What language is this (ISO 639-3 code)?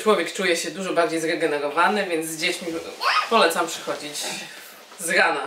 pol